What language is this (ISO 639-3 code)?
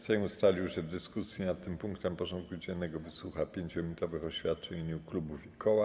pol